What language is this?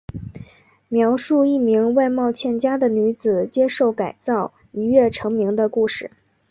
Chinese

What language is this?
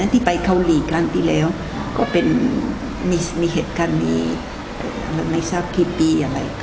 Thai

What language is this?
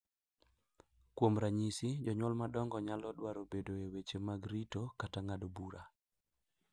Luo (Kenya and Tanzania)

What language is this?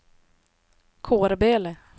Swedish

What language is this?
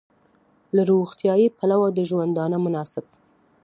Pashto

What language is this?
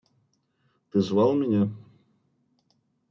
Russian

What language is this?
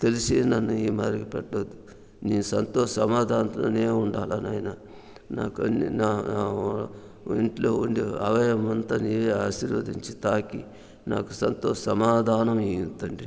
Telugu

